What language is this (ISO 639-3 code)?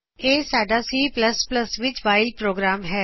pan